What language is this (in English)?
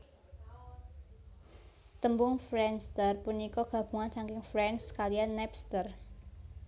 Javanese